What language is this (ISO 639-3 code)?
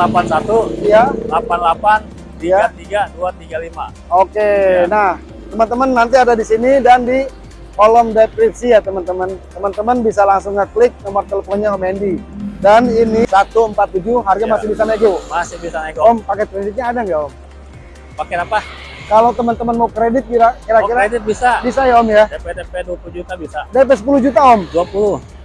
ind